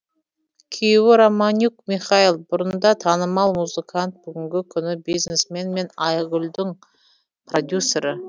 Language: Kazakh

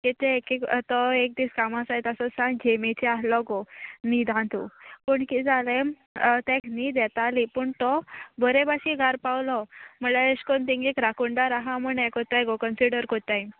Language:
Konkani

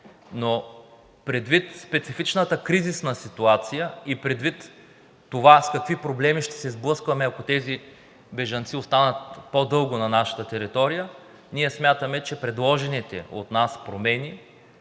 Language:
Bulgarian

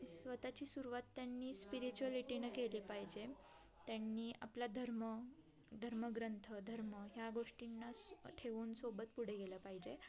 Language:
Marathi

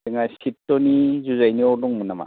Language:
Bodo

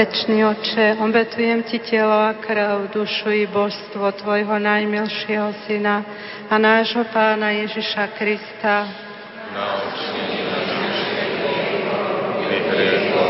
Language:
Slovak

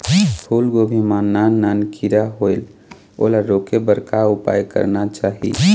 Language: Chhattisgarhi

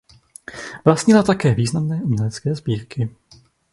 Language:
Czech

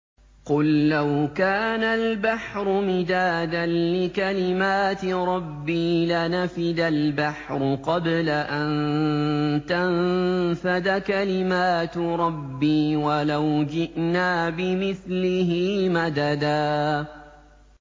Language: Arabic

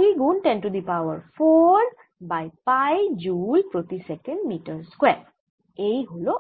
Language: Bangla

